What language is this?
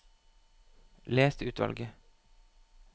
Norwegian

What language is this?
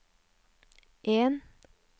Norwegian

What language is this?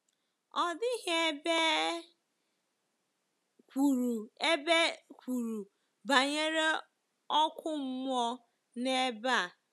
Igbo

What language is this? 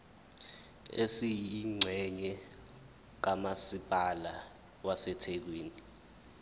Zulu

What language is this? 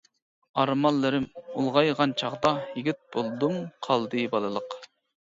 Uyghur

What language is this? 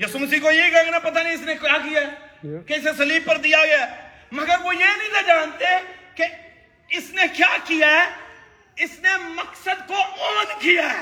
Urdu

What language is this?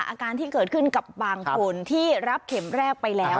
Thai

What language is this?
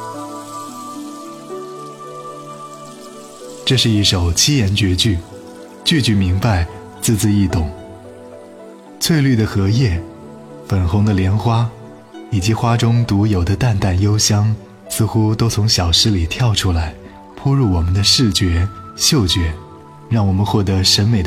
Chinese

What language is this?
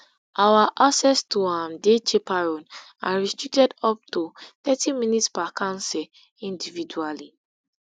Nigerian Pidgin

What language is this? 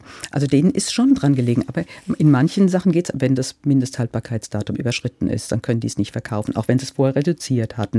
German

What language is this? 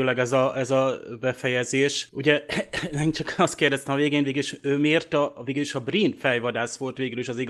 Hungarian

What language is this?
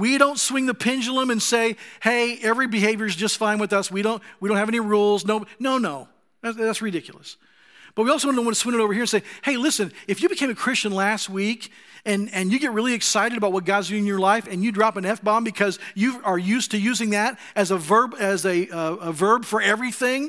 English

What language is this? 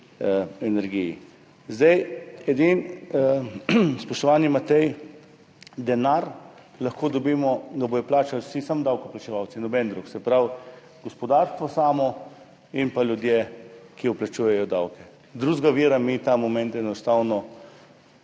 Slovenian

